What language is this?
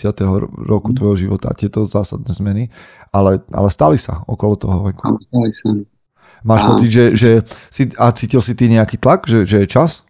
Slovak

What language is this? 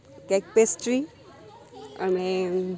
Gujarati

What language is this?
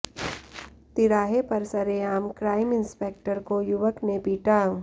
Hindi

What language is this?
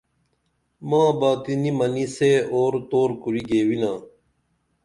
Dameli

